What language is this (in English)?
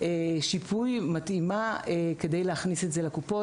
Hebrew